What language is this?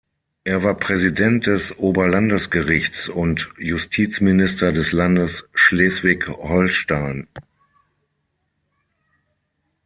German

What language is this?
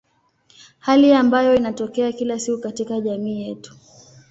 Swahili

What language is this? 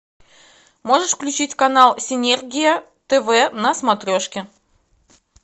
Russian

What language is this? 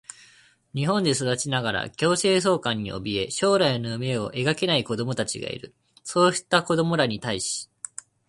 Japanese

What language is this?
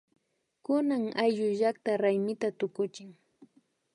Imbabura Highland Quichua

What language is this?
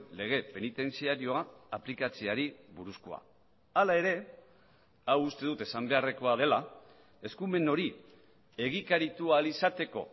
Basque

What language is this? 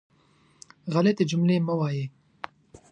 Pashto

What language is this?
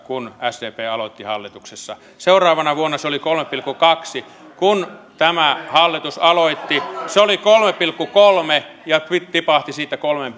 Finnish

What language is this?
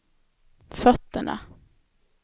Swedish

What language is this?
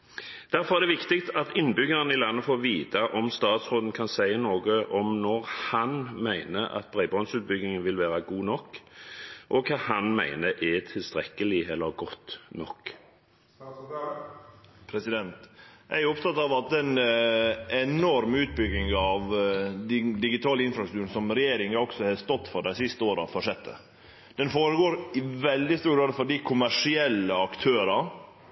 Norwegian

